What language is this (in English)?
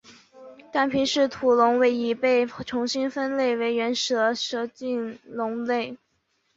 Chinese